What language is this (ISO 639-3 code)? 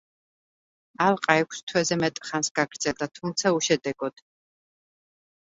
kat